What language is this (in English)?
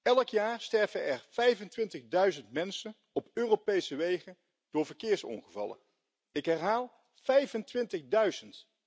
Dutch